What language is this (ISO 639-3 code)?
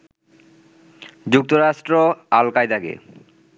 ben